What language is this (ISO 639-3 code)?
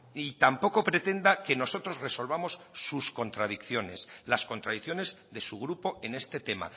spa